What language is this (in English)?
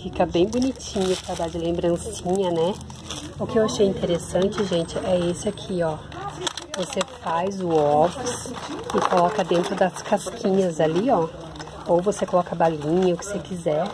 Portuguese